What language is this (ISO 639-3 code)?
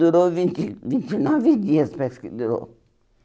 por